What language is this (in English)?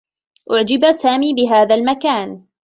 Arabic